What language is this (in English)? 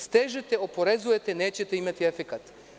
Serbian